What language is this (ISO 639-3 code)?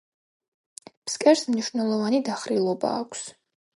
kat